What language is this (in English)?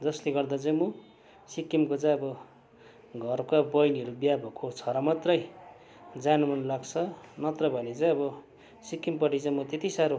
Nepali